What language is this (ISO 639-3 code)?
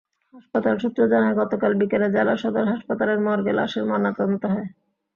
ben